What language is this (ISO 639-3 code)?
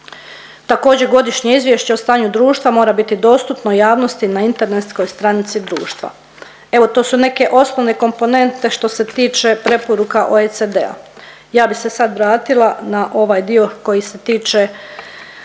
hrv